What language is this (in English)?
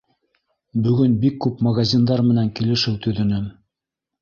Bashkir